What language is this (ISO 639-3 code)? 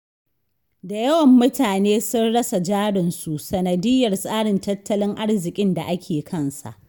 hau